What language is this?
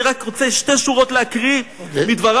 Hebrew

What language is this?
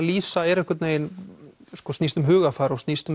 Icelandic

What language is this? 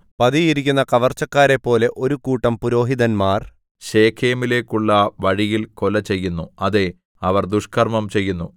Malayalam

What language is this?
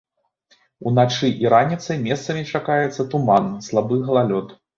Belarusian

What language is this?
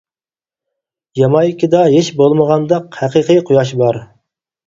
Uyghur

